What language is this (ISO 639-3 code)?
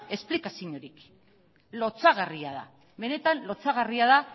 eus